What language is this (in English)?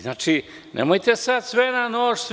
Serbian